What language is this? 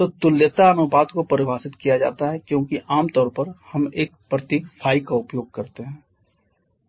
Hindi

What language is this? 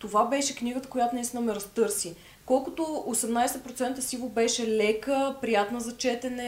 Bulgarian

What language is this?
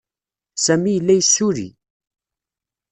Kabyle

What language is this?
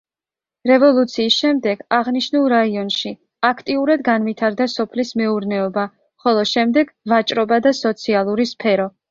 Georgian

